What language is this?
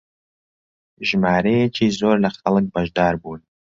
Central Kurdish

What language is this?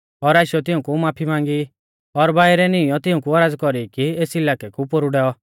Mahasu Pahari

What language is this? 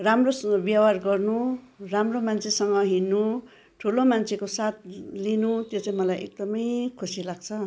Nepali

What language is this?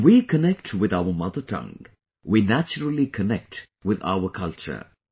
English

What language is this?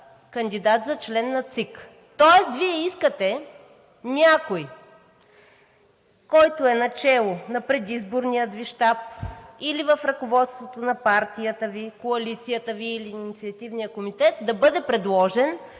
Bulgarian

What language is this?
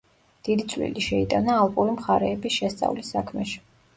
Georgian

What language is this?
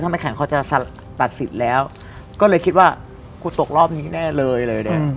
Thai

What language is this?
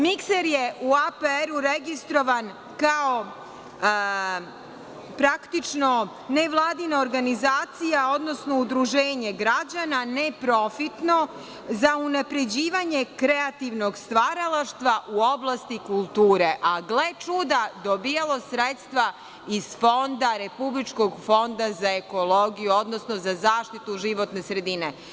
Serbian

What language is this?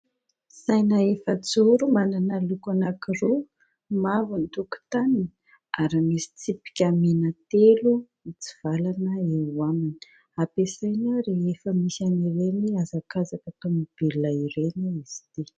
Malagasy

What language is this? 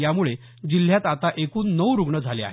Marathi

